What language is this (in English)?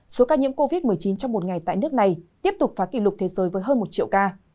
Vietnamese